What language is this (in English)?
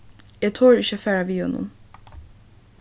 Faroese